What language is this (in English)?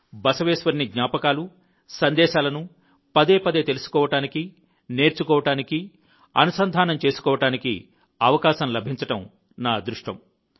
Telugu